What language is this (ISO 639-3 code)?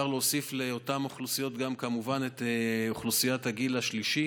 heb